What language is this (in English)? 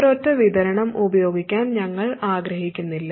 Malayalam